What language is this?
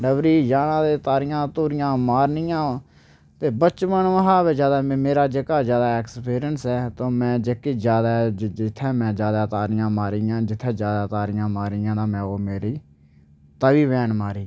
Dogri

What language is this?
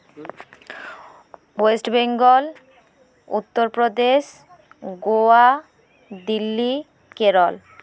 Santali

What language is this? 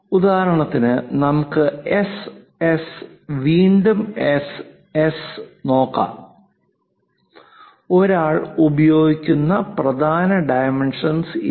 Malayalam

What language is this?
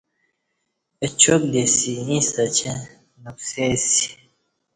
Kati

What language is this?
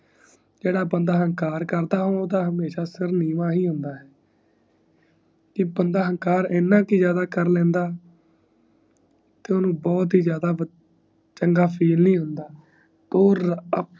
Punjabi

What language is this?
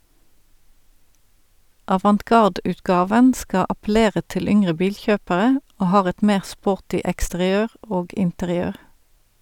Norwegian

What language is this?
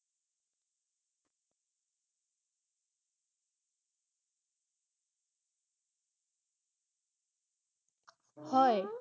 Assamese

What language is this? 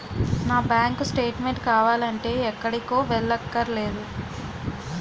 Telugu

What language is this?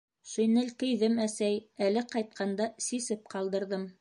Bashkir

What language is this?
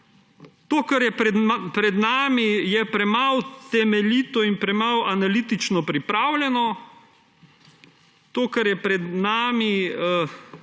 Slovenian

